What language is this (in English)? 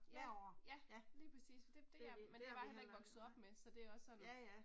Danish